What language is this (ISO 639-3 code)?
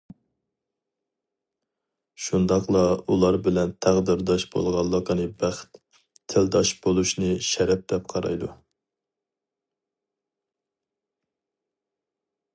uig